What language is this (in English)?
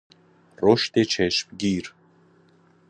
Persian